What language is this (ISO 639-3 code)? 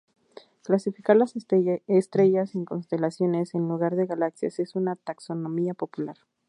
spa